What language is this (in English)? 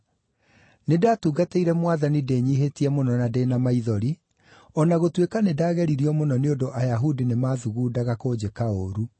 Kikuyu